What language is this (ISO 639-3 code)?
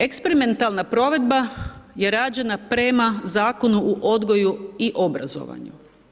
hrv